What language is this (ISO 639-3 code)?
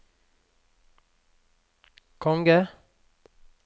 nor